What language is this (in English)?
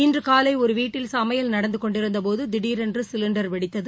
Tamil